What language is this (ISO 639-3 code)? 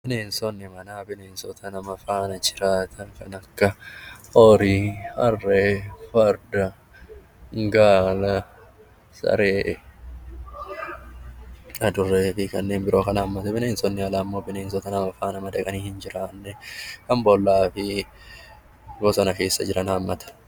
orm